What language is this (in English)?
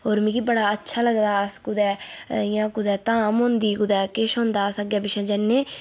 Dogri